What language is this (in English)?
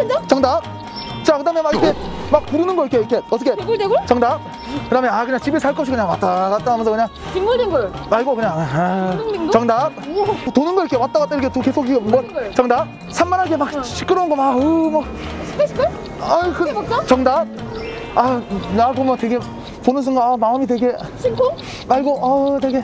Korean